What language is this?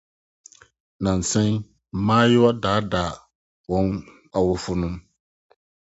Akan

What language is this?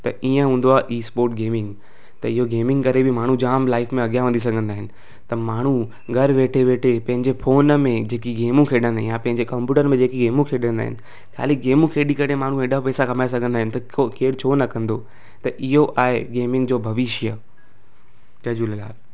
Sindhi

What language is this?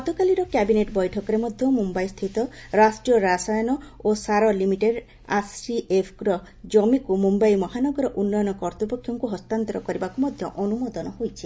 Odia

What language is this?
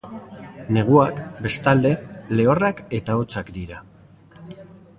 Basque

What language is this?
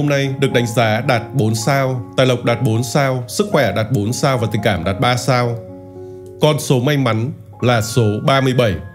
Vietnamese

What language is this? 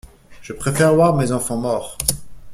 French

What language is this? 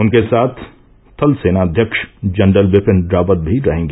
Hindi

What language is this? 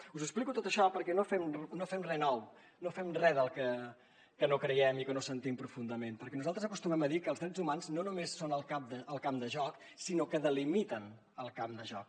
Catalan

